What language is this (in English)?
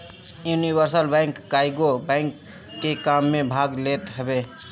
Bhojpuri